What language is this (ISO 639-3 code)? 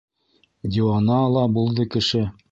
bak